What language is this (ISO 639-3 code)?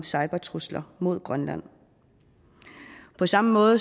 dan